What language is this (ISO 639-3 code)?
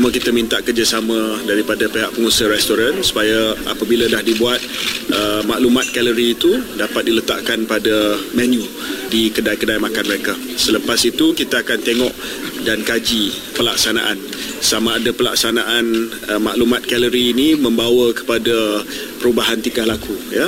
msa